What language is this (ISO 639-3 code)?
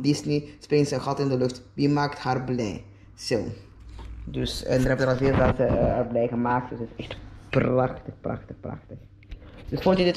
nld